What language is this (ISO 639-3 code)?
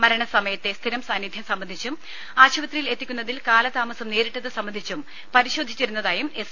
mal